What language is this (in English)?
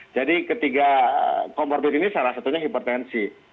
Indonesian